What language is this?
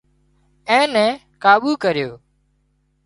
Wadiyara Koli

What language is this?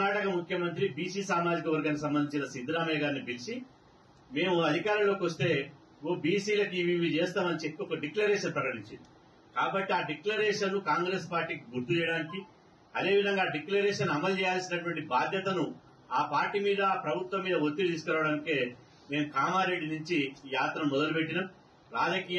Telugu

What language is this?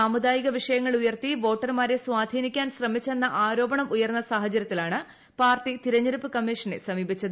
Malayalam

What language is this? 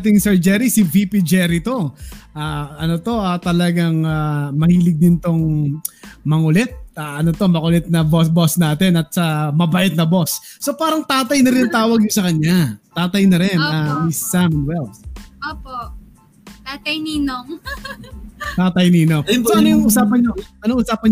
Filipino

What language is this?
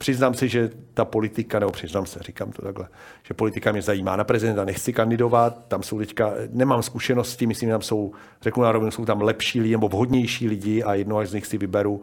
Czech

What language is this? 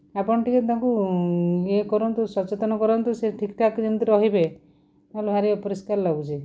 Odia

